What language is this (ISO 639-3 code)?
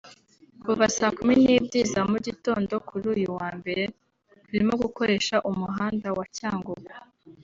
kin